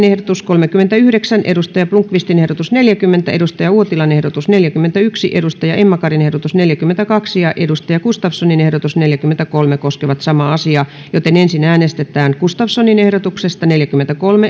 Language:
Finnish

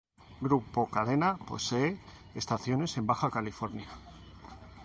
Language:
Spanish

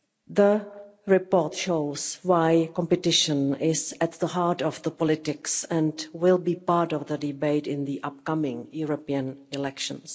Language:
English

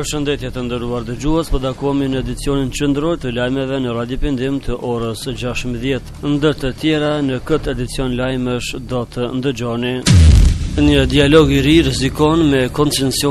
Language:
Romanian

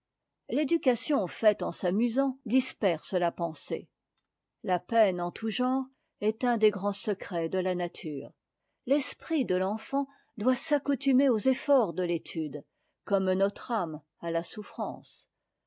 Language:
French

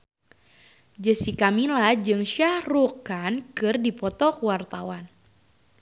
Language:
Sundanese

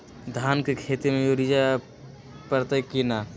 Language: Magahi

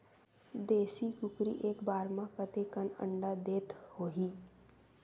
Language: Chhattisgarhi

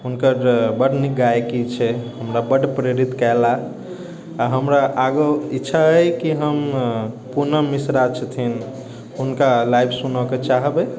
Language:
Maithili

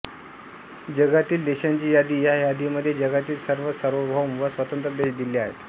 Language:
Marathi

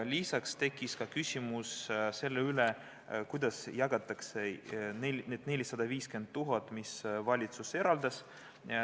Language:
Estonian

